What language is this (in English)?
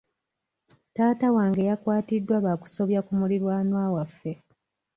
Ganda